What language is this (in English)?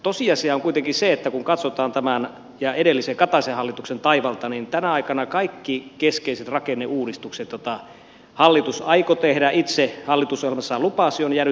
Finnish